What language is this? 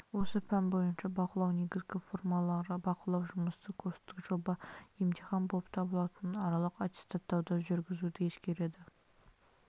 Kazakh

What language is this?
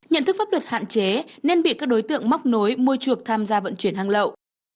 Vietnamese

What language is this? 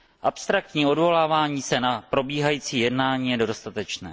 Czech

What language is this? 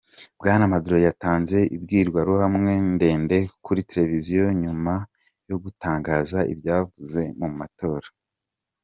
Kinyarwanda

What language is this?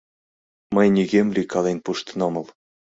Mari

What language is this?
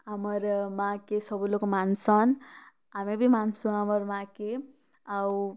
Odia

